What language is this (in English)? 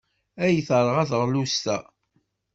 Kabyle